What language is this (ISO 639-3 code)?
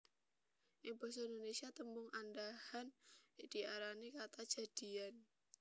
jav